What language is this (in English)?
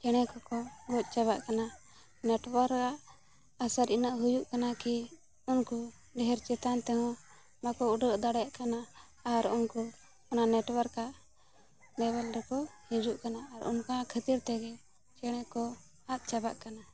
Santali